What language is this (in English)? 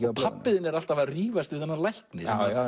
Icelandic